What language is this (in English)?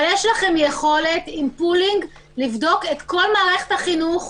Hebrew